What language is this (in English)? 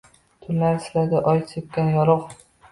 Uzbek